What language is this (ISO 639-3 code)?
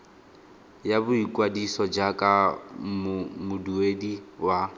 tsn